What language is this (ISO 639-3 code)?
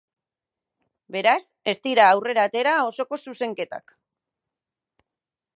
eus